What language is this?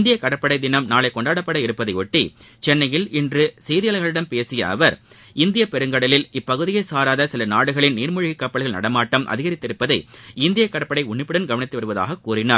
Tamil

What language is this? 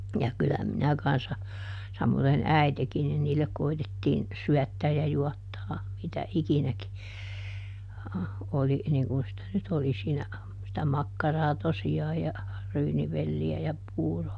Finnish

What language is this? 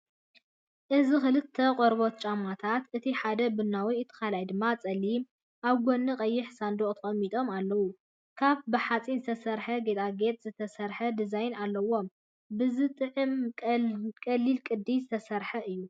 Tigrinya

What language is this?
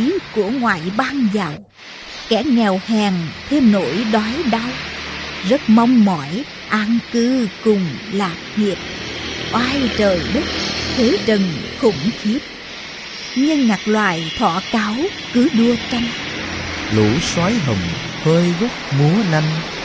Vietnamese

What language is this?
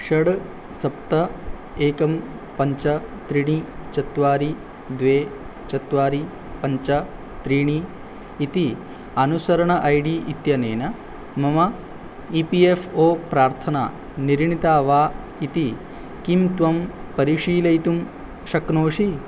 Sanskrit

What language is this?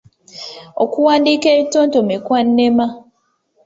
Ganda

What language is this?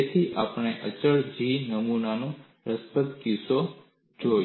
Gujarati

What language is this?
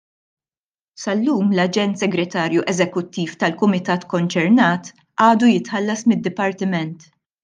Maltese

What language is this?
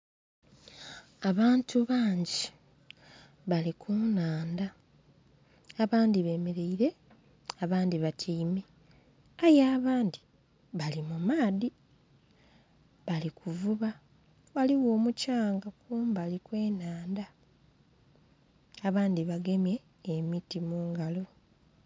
Soga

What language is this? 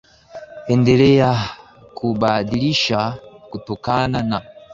Swahili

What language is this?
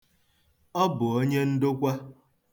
Igbo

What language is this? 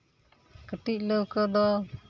Santali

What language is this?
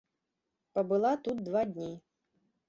Belarusian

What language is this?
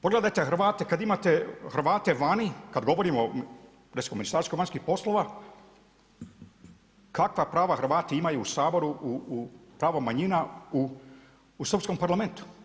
Croatian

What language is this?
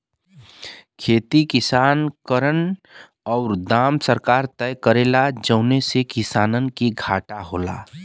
Bhojpuri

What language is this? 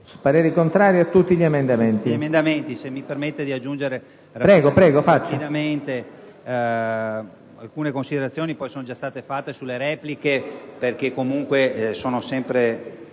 Italian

